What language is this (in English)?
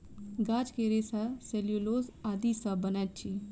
Maithili